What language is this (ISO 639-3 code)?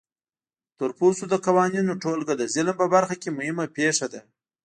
pus